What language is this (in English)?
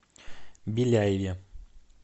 Russian